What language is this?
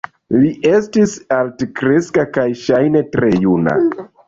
Esperanto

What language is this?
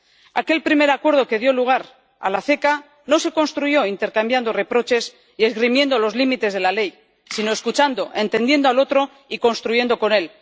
Spanish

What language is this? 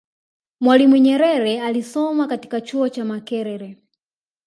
Swahili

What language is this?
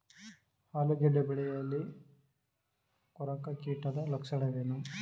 Kannada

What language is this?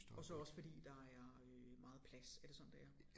Danish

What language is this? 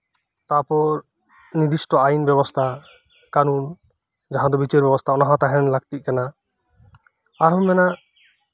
Santali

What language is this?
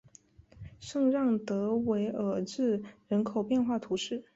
Chinese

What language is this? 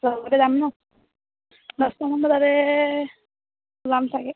Assamese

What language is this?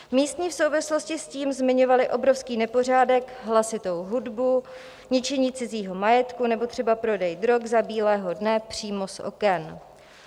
Czech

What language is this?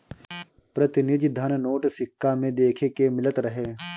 Bhojpuri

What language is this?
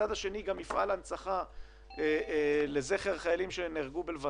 Hebrew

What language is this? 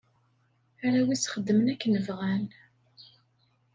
Kabyle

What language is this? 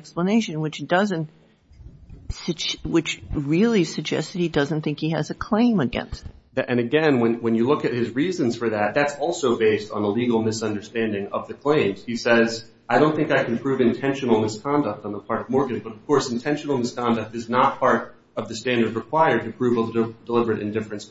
English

